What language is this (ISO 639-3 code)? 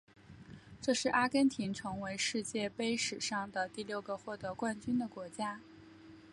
zho